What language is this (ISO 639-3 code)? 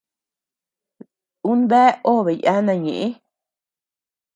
cux